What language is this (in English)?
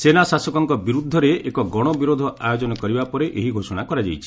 Odia